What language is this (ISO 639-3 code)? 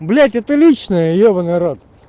rus